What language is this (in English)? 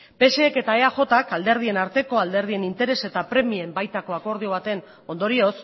Basque